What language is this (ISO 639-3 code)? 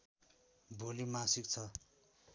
nep